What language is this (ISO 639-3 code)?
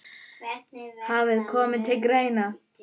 isl